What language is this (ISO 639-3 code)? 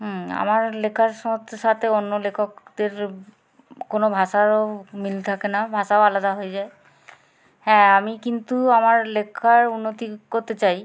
ben